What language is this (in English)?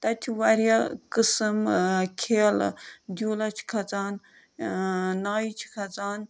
Kashmiri